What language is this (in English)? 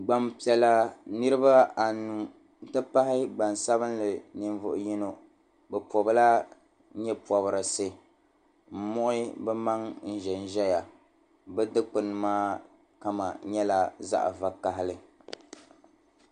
Dagbani